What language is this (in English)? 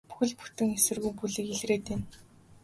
Mongolian